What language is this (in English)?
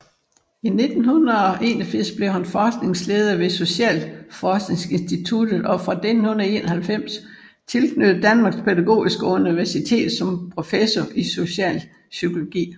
Danish